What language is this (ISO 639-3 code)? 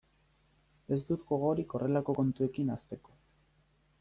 eus